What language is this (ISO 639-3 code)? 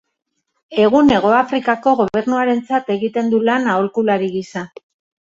eus